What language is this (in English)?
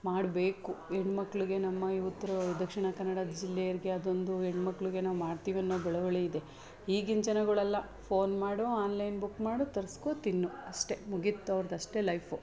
Kannada